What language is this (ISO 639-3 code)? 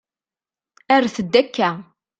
kab